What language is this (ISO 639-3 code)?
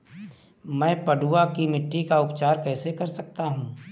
hin